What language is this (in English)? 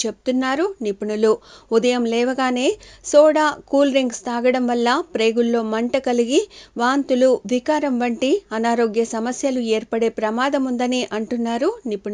Korean